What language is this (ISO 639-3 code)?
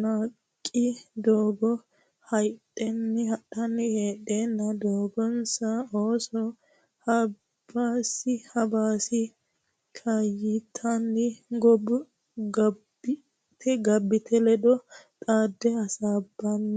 sid